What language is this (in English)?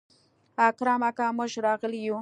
Pashto